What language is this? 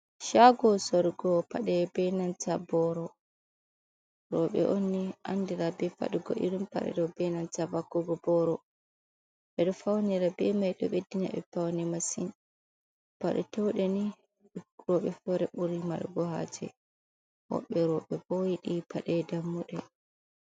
Fula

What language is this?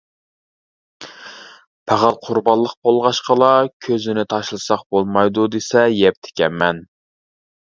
Uyghur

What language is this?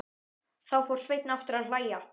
Icelandic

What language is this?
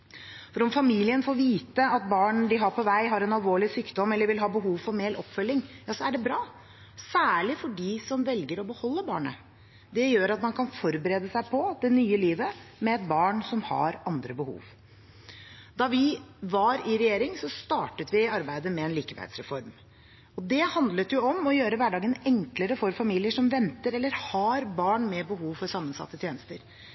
Norwegian Bokmål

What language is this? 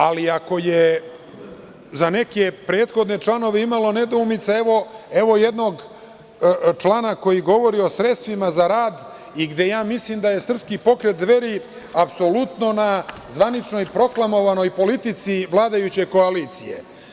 Serbian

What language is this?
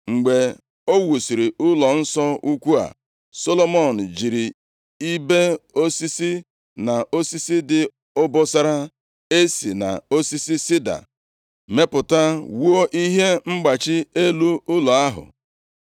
Igbo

